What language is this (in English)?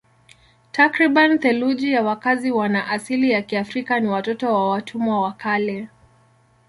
Swahili